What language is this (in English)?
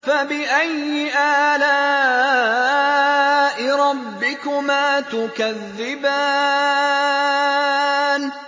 Arabic